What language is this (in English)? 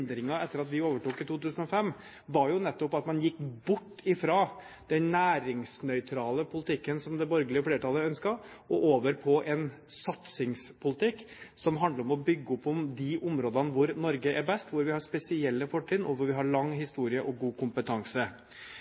Norwegian Bokmål